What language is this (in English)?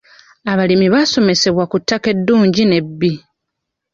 Ganda